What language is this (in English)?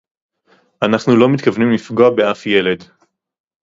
Hebrew